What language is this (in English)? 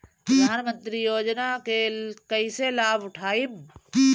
Bhojpuri